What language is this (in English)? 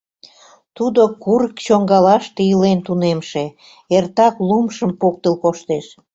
Mari